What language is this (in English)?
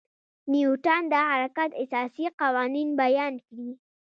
Pashto